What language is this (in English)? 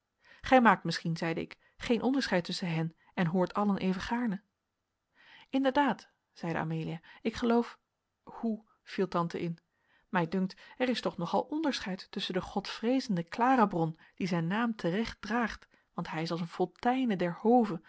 Dutch